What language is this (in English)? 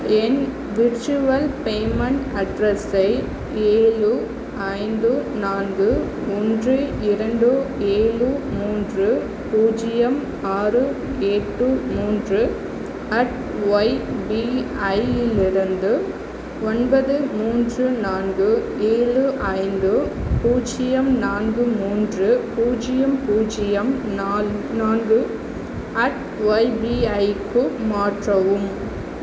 Tamil